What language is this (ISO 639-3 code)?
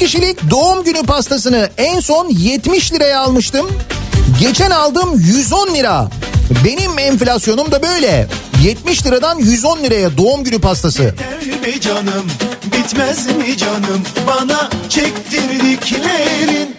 tur